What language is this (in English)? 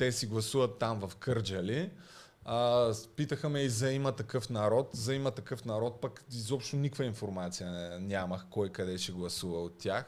Bulgarian